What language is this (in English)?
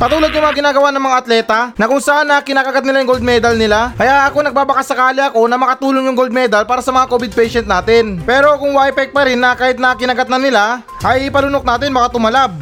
Filipino